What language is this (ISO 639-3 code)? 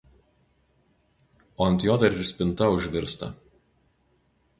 lit